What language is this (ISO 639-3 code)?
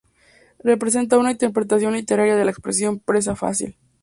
spa